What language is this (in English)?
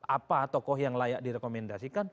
Indonesian